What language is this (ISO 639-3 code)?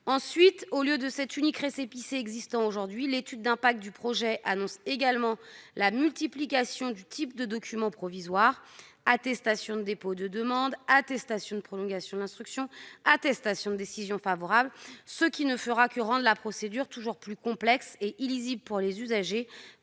fra